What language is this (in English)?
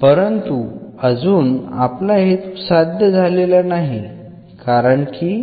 Marathi